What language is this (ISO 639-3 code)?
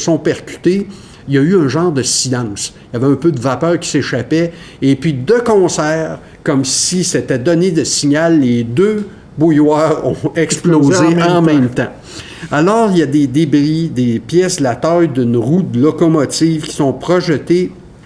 fra